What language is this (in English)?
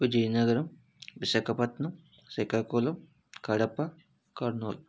Telugu